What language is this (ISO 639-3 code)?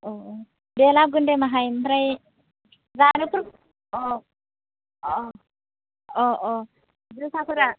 brx